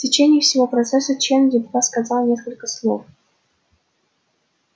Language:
Russian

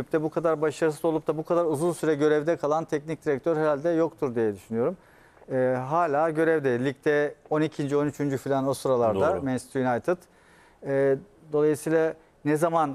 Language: Turkish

